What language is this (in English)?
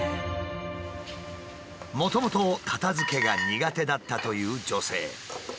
Japanese